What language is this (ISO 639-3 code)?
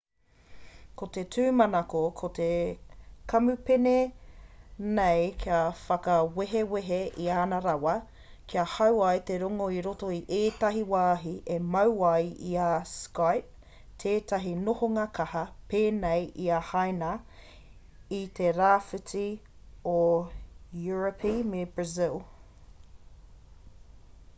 mri